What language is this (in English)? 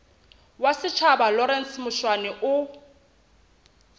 Southern Sotho